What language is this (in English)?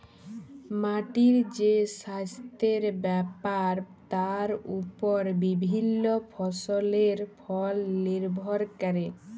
Bangla